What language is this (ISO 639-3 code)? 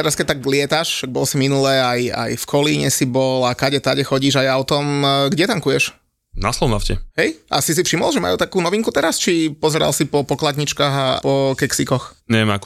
slk